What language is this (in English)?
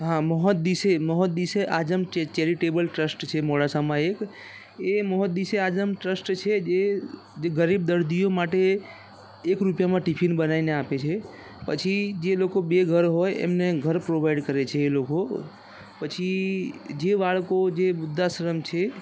Gujarati